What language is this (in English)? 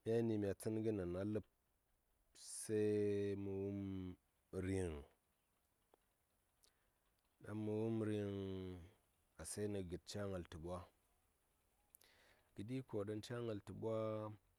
Saya